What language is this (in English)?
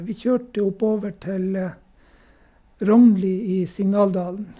Norwegian